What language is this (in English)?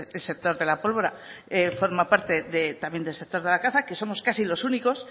Spanish